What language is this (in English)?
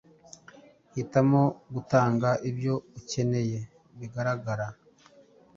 Kinyarwanda